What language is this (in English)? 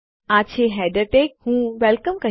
Gujarati